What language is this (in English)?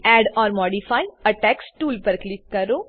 Gujarati